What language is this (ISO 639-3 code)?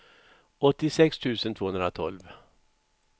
swe